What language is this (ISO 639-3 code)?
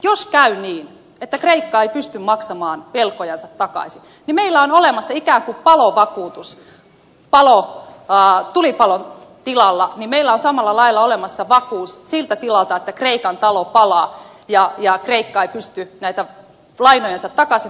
fin